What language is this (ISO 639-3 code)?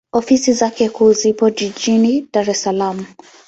swa